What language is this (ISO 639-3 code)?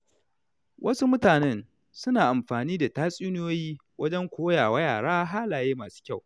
hau